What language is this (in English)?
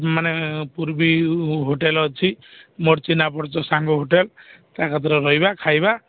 Odia